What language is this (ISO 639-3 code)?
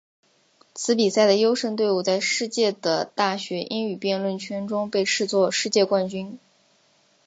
zho